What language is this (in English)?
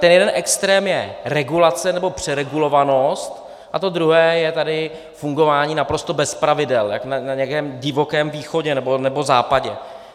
Czech